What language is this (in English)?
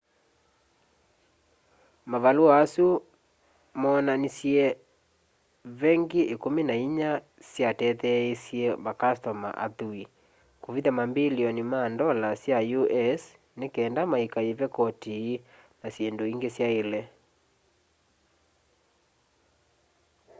Kamba